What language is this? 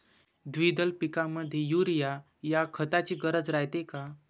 Marathi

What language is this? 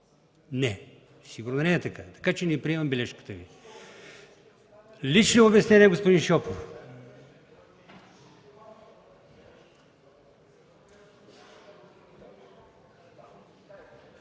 Bulgarian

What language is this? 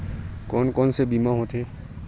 Chhattisgarhi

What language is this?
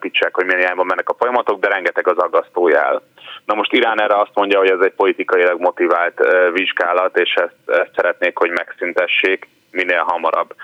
Hungarian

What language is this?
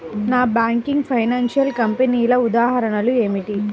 Telugu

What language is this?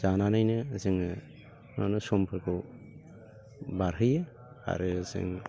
Bodo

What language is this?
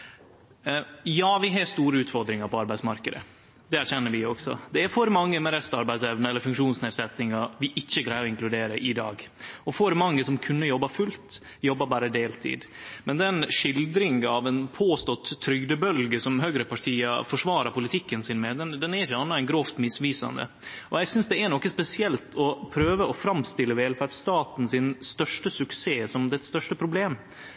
Norwegian Nynorsk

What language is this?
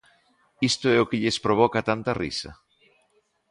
Galician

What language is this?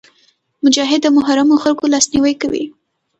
Pashto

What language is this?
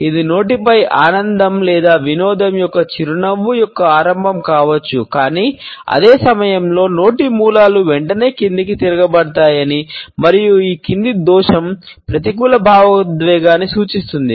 Telugu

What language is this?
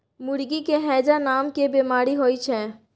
Maithili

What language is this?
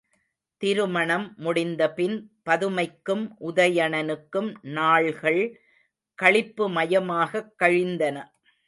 Tamil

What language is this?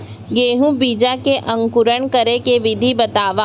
Chhattisgarhi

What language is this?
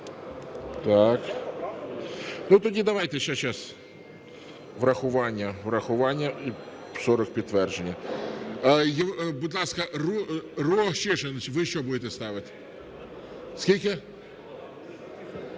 Ukrainian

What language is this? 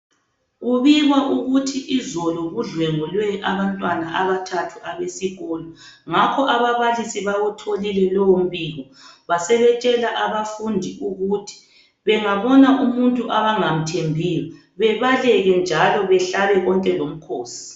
North Ndebele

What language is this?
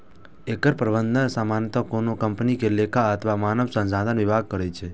Maithili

